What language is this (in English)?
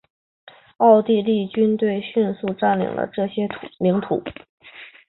Chinese